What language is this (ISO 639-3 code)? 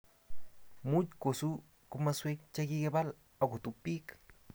kln